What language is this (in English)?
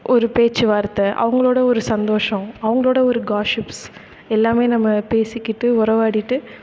Tamil